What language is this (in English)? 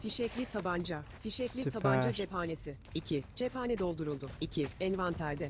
Turkish